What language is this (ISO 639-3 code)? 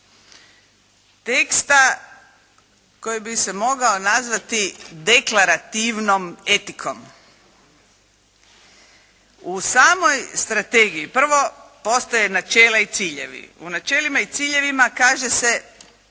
hrv